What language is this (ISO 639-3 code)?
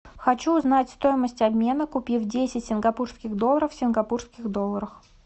rus